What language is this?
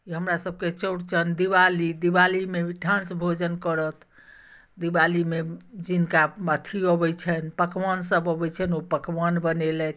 Maithili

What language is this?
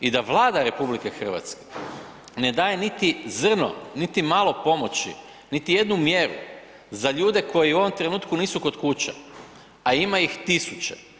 Croatian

